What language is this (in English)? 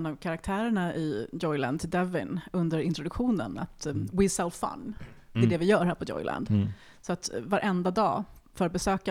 Swedish